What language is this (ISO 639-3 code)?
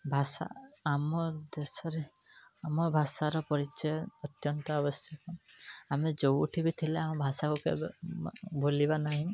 ori